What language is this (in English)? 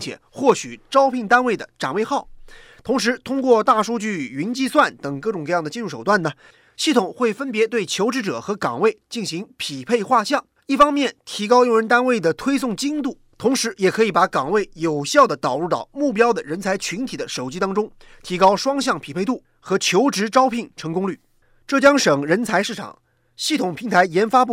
Chinese